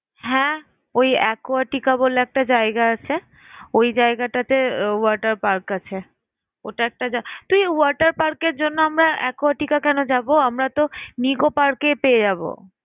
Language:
Bangla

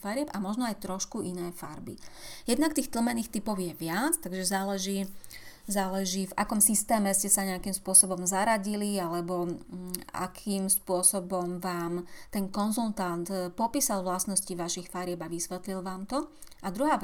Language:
Slovak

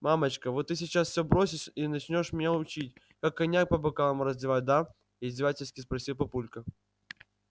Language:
Russian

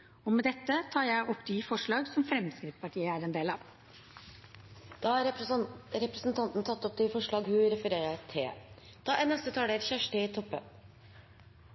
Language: Norwegian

